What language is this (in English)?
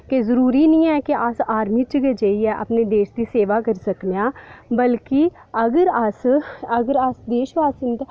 Dogri